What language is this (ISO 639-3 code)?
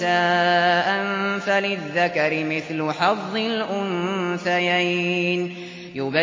ara